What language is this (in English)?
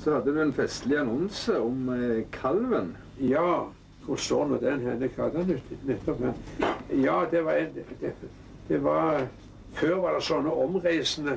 Norwegian